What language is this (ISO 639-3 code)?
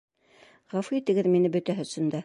bak